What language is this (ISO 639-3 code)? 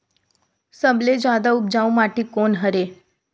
hne